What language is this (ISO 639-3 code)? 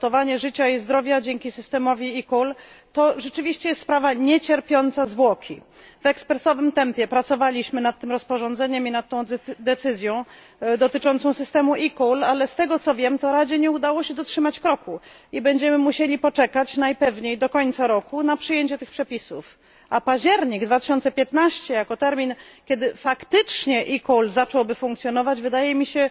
pol